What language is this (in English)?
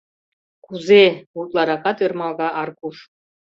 Mari